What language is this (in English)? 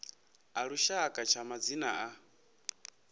Venda